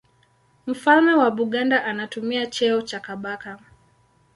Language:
Swahili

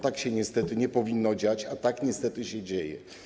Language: Polish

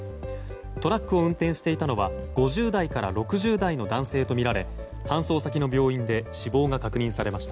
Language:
Japanese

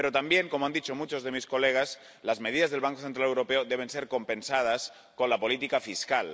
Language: Spanish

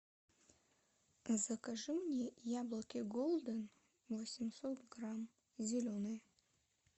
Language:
Russian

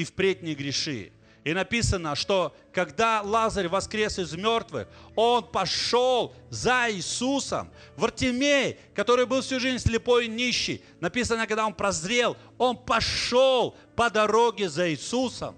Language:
Russian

